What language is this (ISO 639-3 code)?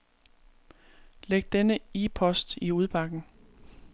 dan